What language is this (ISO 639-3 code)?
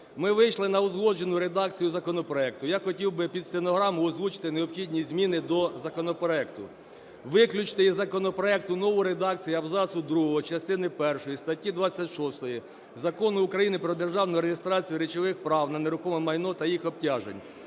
ukr